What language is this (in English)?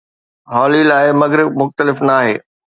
Sindhi